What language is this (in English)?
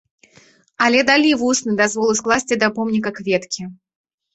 Belarusian